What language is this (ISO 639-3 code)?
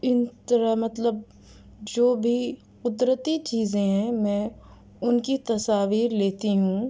urd